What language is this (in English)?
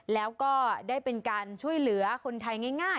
Thai